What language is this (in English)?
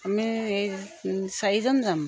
Assamese